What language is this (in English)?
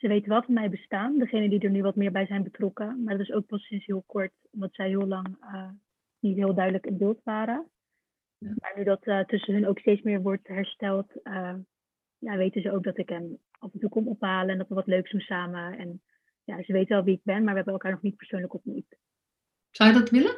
Dutch